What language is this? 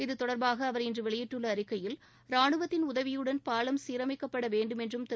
Tamil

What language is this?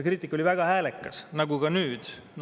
Estonian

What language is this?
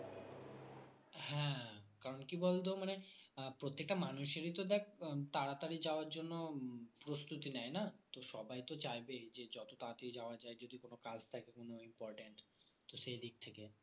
Bangla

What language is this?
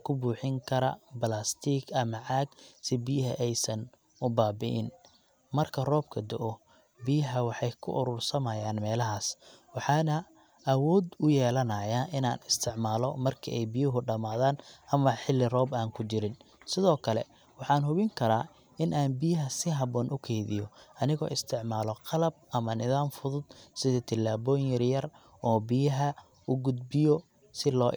Somali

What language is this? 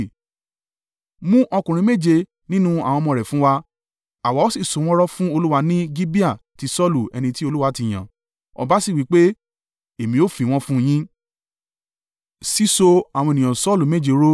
Yoruba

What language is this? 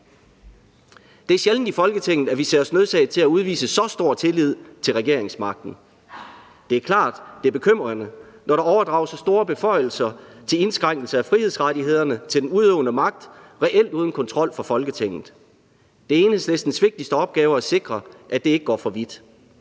Danish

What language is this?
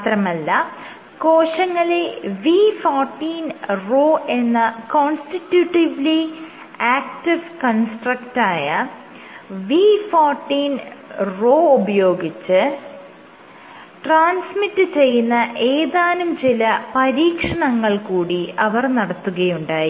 Malayalam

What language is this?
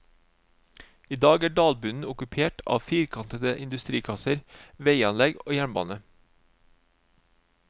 Norwegian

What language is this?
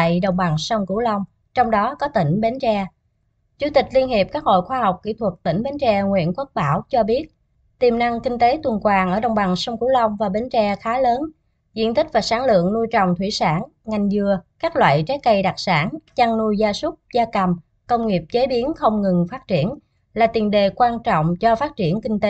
Vietnamese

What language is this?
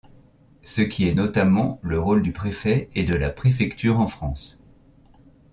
French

